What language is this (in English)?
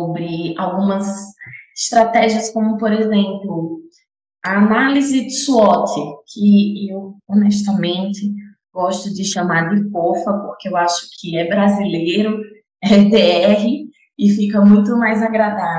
Portuguese